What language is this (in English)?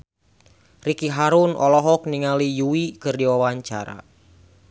Sundanese